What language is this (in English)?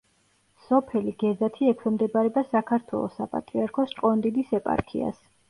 Georgian